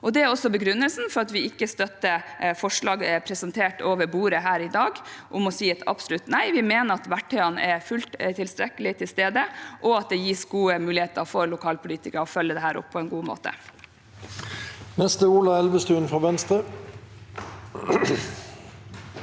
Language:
Norwegian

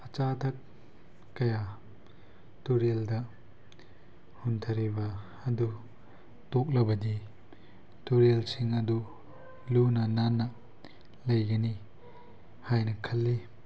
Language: Manipuri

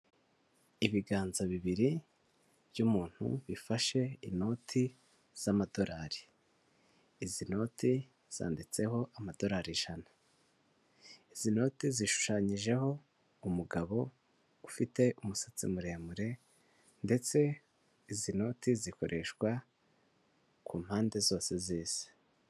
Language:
Kinyarwanda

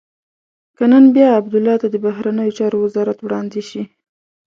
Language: Pashto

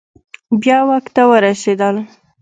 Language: Pashto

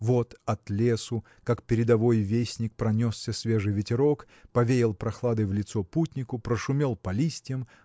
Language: Russian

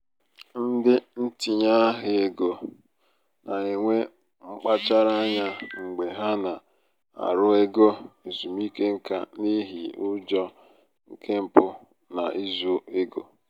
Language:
Igbo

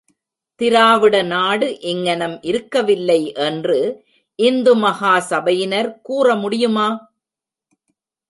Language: Tamil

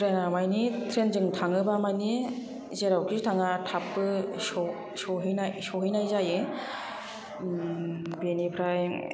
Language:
Bodo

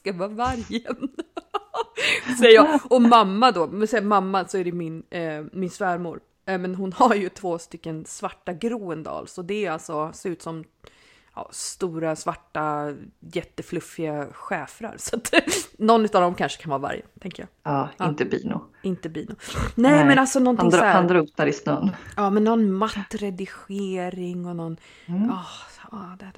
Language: Swedish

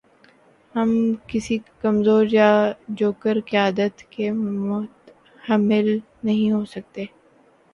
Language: Urdu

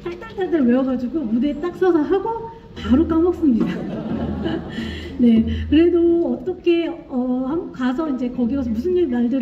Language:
Korean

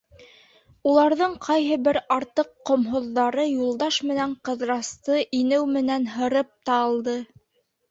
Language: Bashkir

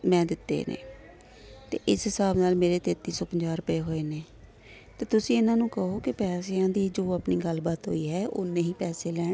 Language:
Punjabi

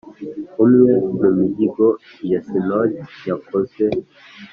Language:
Kinyarwanda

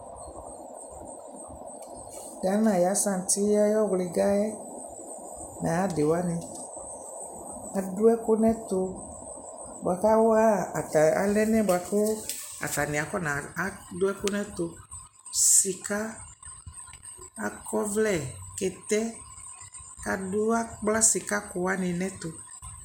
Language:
Ikposo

